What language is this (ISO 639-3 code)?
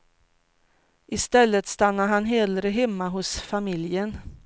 swe